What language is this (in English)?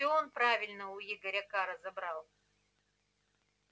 Russian